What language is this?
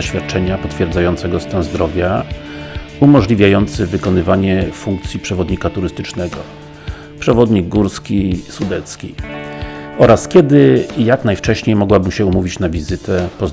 Polish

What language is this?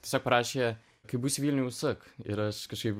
Lithuanian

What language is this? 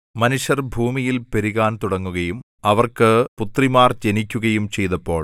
Malayalam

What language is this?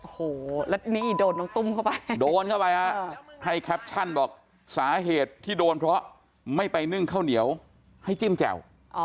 Thai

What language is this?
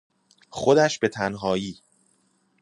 Persian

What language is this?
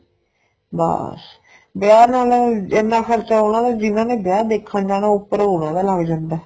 Punjabi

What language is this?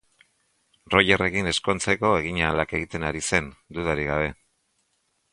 Basque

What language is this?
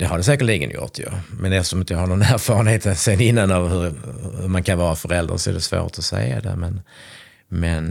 Swedish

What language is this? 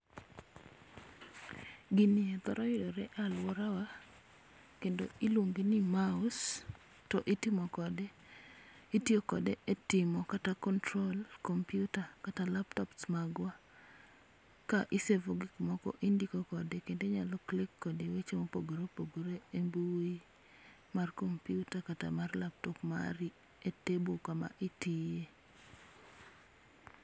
Luo (Kenya and Tanzania)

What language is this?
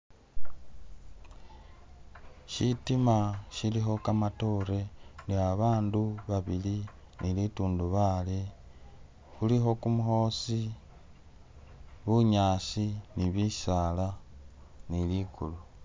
Masaaba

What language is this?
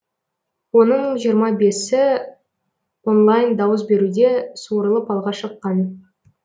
Kazakh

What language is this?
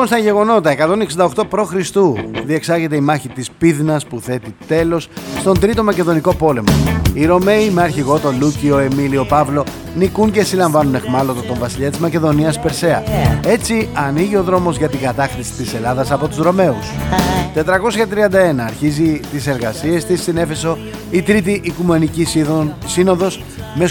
Greek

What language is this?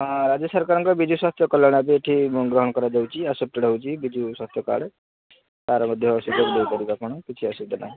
Odia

